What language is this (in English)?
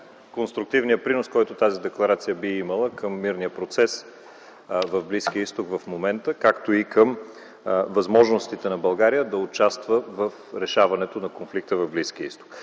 Bulgarian